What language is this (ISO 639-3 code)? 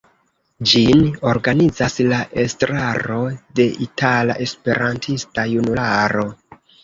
epo